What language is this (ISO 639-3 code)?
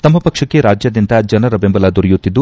kan